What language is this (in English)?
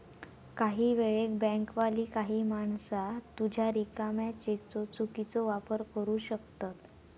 Marathi